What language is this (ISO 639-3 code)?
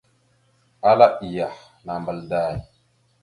mxu